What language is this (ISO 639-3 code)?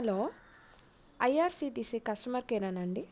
tel